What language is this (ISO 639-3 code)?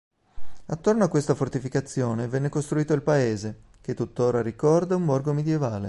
ita